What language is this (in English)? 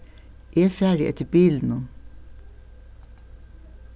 Faroese